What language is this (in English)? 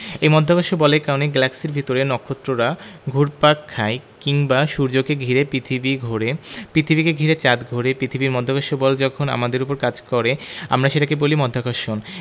Bangla